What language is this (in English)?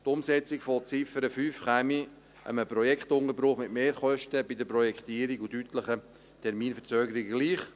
Swiss German